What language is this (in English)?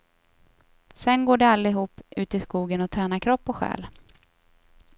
Swedish